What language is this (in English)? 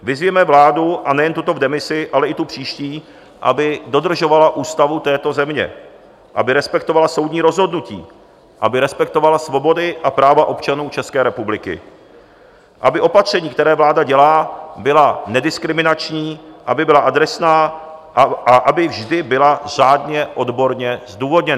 Czech